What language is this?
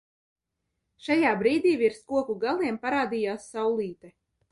Latvian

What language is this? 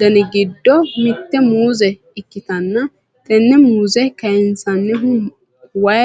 Sidamo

